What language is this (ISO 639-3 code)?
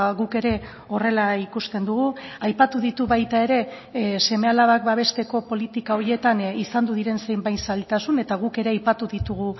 eus